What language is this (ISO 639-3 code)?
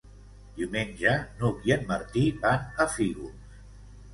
cat